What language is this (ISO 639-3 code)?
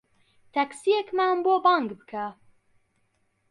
ckb